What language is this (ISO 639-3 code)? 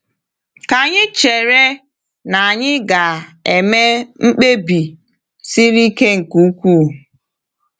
ibo